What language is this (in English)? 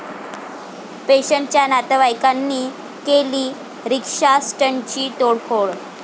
Marathi